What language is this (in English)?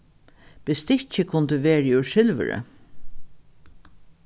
Faroese